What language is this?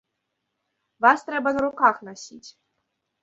Belarusian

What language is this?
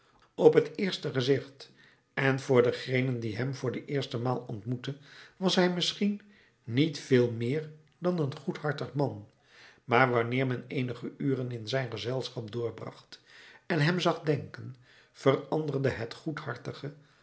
Dutch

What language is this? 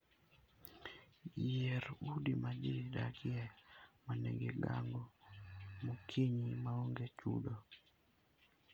Luo (Kenya and Tanzania)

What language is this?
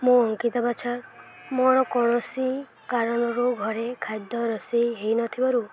Odia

